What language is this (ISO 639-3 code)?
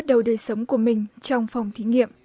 vie